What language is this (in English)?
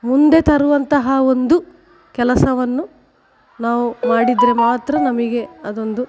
Kannada